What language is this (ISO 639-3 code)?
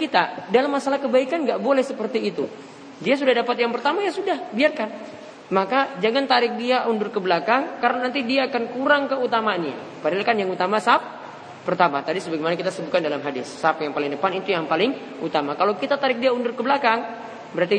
ind